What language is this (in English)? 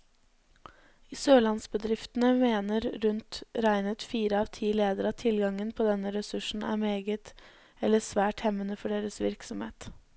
Norwegian